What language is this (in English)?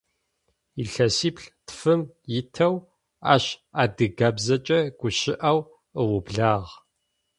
Adyghe